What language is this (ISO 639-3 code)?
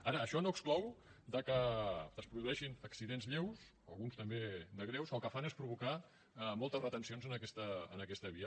cat